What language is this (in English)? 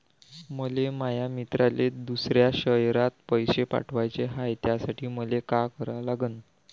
Marathi